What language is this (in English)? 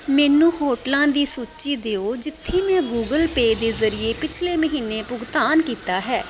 Punjabi